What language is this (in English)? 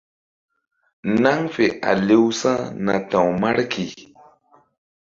Mbum